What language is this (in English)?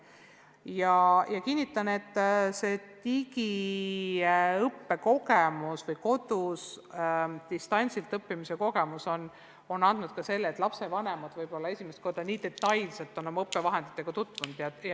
Estonian